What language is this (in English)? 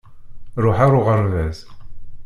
Kabyle